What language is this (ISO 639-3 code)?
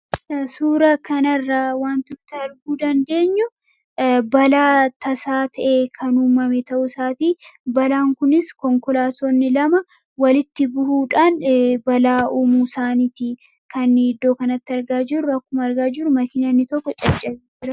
orm